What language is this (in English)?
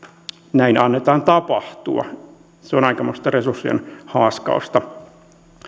Finnish